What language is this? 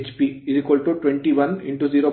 Kannada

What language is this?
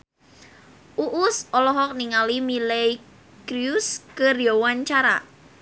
Sundanese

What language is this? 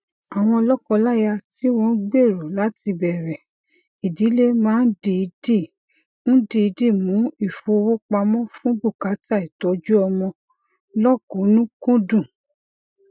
Yoruba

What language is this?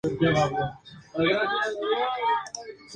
Spanish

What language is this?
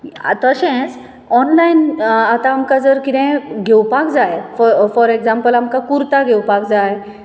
Konkani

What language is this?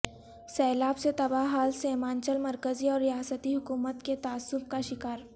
Urdu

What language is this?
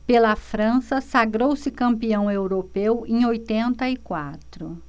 Portuguese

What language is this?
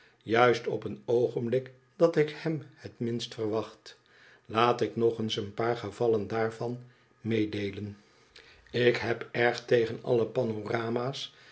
Dutch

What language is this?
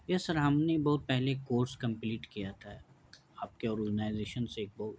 Urdu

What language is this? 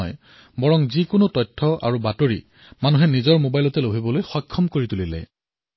Assamese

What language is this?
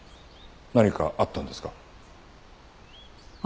Japanese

